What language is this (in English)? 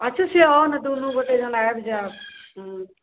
Maithili